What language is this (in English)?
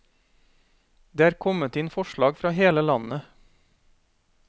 Norwegian